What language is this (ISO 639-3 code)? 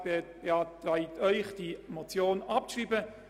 gsw